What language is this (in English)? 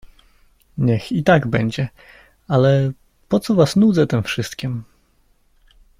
Polish